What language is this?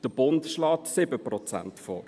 Swiss German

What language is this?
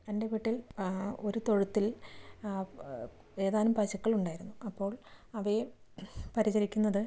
Malayalam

